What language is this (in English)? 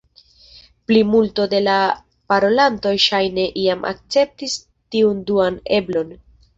Esperanto